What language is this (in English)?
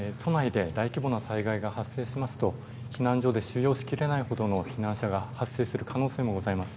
Japanese